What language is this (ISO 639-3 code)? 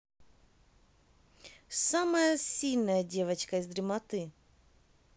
rus